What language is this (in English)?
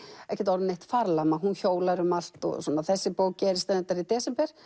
Icelandic